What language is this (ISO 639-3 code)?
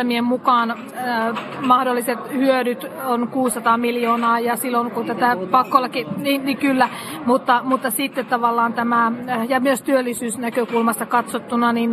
fin